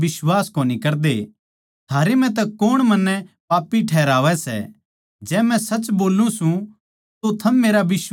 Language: Haryanvi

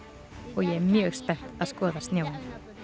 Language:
Icelandic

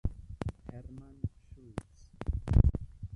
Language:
Esperanto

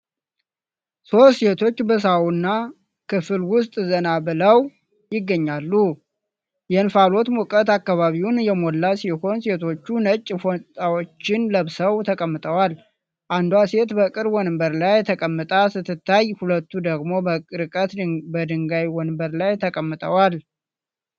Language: Amharic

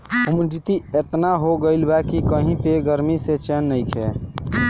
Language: Bhojpuri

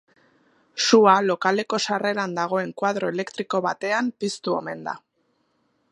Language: Basque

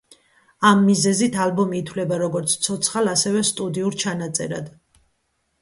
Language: Georgian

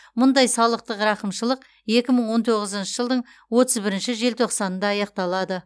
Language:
Kazakh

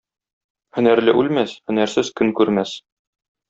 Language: Tatar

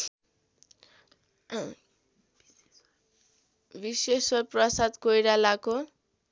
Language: Nepali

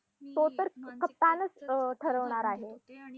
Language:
Marathi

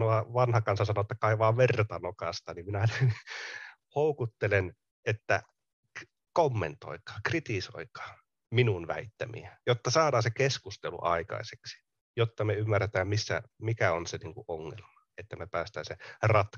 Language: Finnish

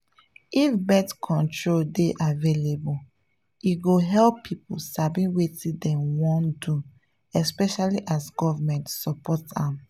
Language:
Nigerian Pidgin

